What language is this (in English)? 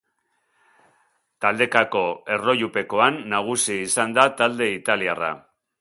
Basque